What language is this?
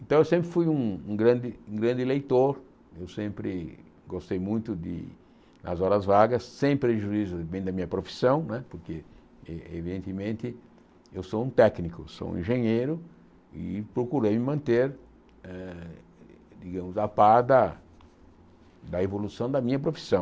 Portuguese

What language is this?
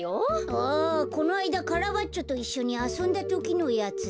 Japanese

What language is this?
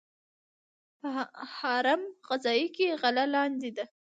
Pashto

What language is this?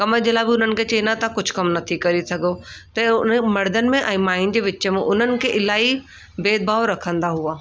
Sindhi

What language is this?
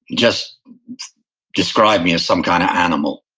English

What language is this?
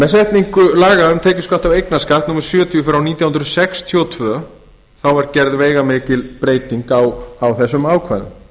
Icelandic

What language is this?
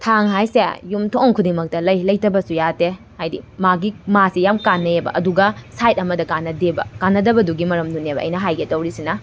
Manipuri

